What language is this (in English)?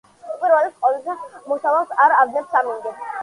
Georgian